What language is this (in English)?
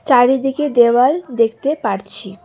Bangla